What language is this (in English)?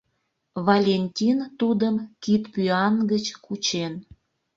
Mari